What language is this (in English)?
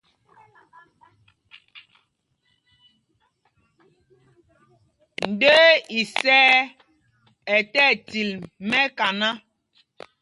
Mpumpong